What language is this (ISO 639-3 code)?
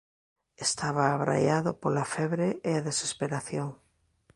glg